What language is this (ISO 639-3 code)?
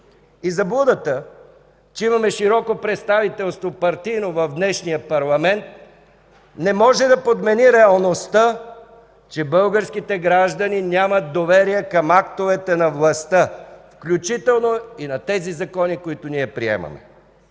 bul